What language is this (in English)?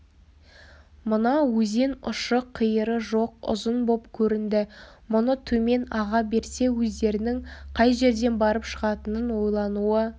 Kazakh